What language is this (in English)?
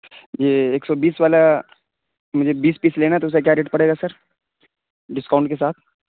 Urdu